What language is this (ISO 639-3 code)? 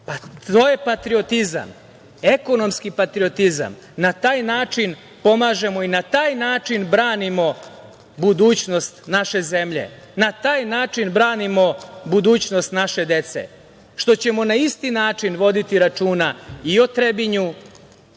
srp